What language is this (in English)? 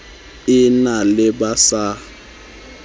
Southern Sotho